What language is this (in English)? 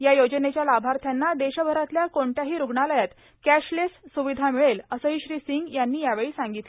Marathi